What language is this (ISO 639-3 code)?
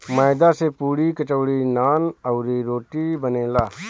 bho